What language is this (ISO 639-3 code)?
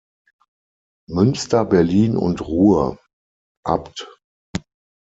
deu